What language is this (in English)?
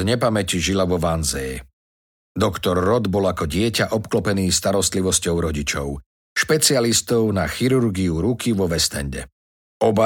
Slovak